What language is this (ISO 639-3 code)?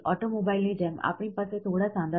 guj